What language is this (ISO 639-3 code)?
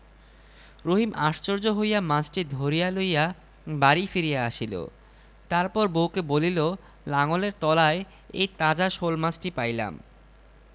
ben